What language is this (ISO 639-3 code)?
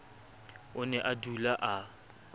sot